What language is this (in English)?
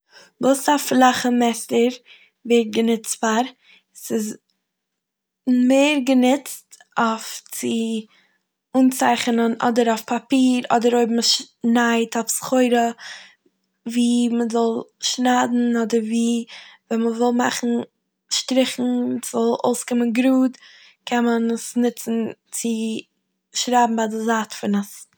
Yiddish